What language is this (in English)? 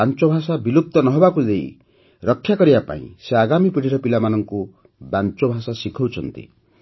Odia